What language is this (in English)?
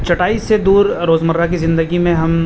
Urdu